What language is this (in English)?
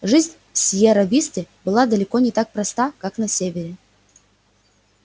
Russian